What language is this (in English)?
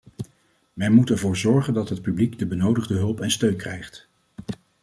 Dutch